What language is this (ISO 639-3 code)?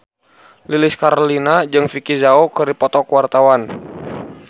sun